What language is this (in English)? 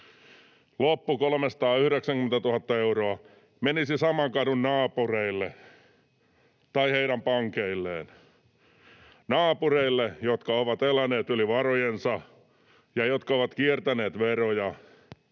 Finnish